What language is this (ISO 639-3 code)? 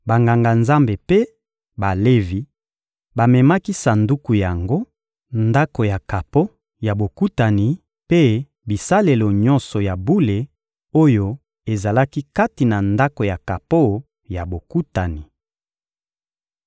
lin